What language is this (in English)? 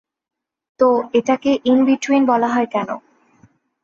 Bangla